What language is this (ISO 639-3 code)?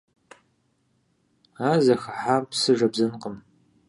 kbd